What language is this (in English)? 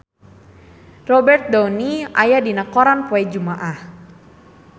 Sundanese